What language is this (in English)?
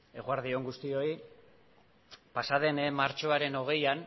Basque